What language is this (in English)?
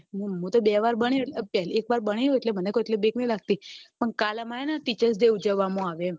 Gujarati